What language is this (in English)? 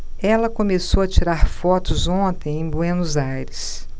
Portuguese